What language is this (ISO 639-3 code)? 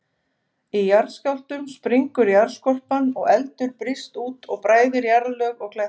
isl